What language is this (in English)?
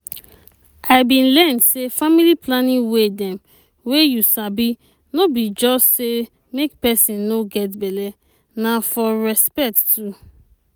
Nigerian Pidgin